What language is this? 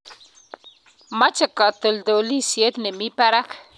Kalenjin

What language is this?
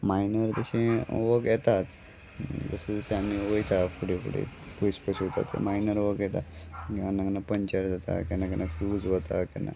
Konkani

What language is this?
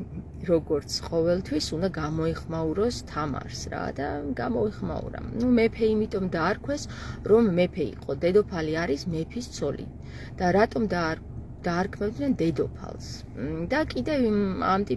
Arabic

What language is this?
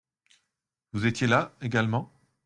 French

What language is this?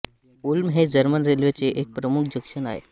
Marathi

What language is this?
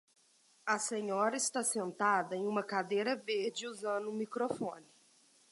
Portuguese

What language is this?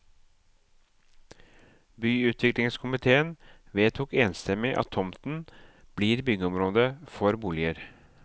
Norwegian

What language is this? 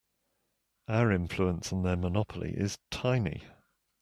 English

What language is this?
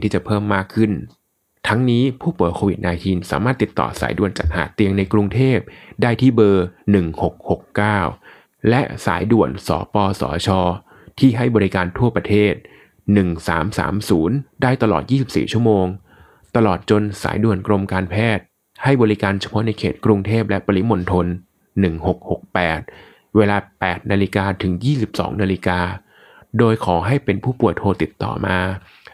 Thai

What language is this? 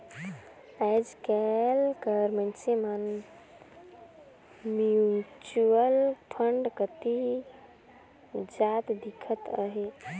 Chhattisgarhi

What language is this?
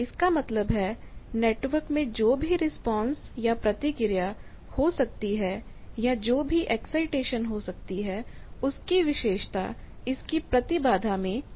Hindi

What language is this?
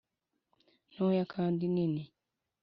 Kinyarwanda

